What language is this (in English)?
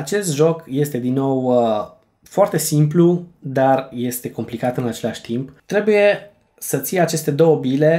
Romanian